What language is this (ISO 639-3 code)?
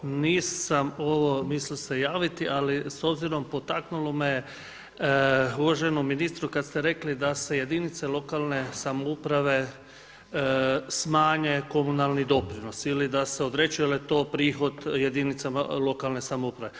hrv